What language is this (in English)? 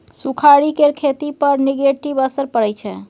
Maithili